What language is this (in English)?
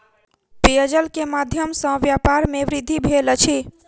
Maithili